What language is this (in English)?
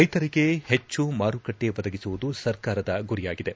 Kannada